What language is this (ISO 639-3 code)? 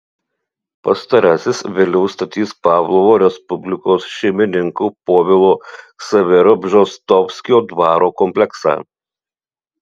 lit